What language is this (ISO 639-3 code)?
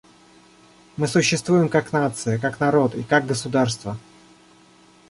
rus